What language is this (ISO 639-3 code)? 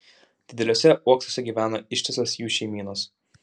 lit